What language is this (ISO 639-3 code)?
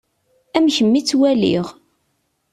kab